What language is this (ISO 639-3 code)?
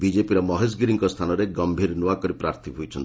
ori